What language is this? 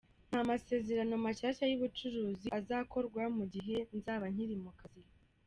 Kinyarwanda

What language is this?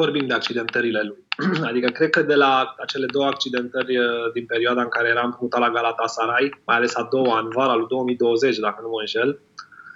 Romanian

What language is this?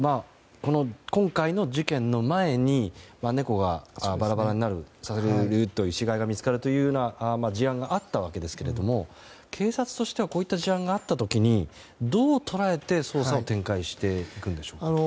Japanese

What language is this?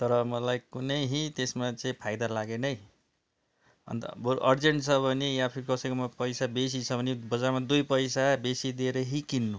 Nepali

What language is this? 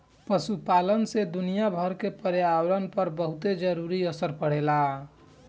Bhojpuri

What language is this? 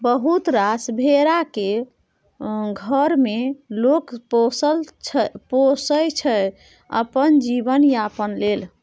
Maithili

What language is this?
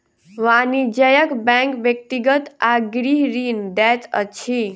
Maithili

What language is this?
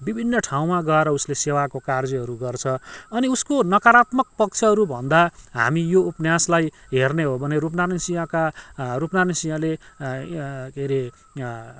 Nepali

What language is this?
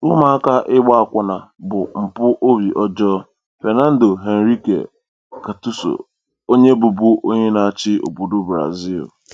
Igbo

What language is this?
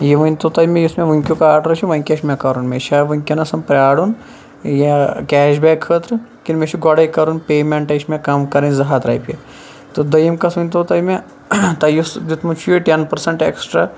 Kashmiri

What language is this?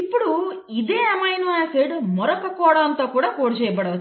Telugu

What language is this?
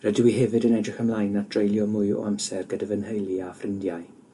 Welsh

